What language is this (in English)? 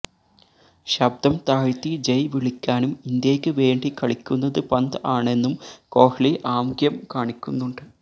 Malayalam